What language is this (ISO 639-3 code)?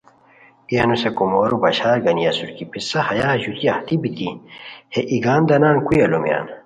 khw